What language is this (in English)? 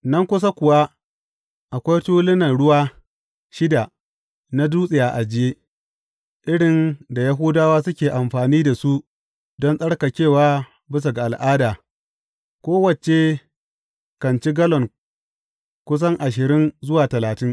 Hausa